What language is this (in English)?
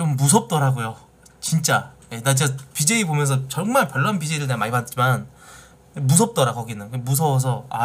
Korean